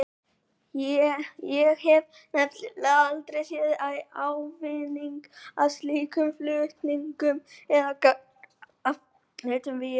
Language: Icelandic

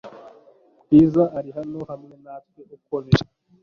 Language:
Kinyarwanda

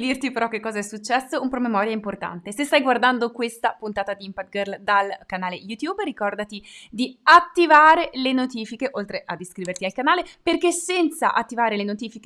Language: Italian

